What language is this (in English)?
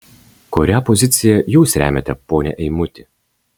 Lithuanian